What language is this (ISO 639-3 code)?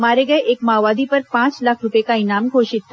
hin